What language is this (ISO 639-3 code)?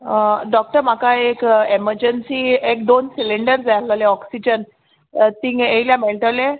kok